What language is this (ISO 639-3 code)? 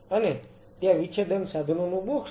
guj